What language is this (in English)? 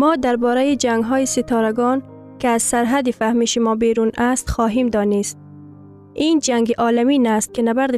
Persian